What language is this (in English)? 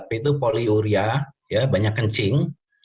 Indonesian